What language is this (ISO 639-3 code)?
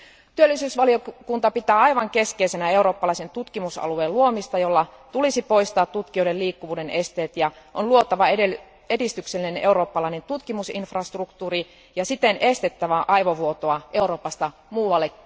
fin